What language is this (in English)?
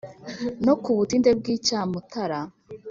Kinyarwanda